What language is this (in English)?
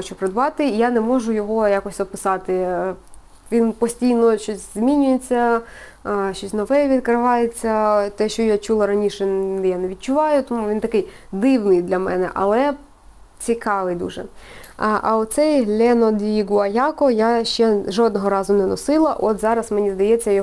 Ukrainian